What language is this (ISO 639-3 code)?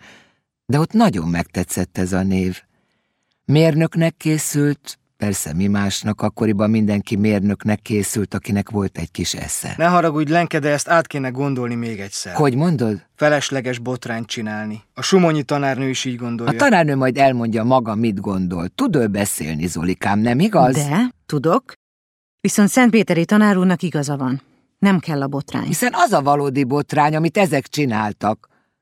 hun